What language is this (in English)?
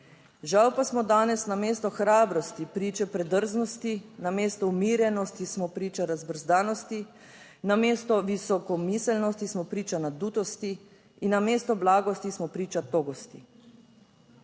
Slovenian